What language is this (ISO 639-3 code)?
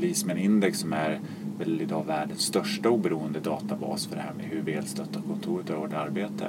swe